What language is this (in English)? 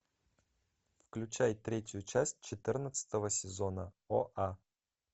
Russian